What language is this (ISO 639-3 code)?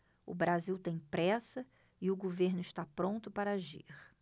por